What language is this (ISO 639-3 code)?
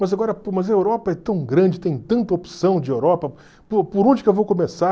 por